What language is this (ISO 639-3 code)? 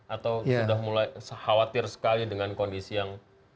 ind